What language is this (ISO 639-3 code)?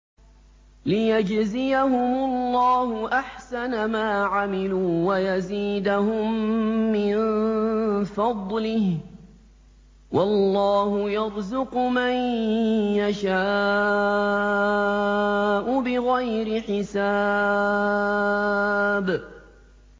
ara